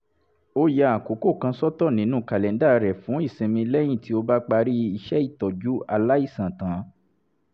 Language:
Yoruba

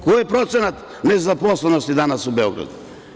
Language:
Serbian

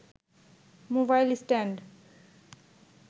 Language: Bangla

